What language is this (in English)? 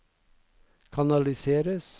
Norwegian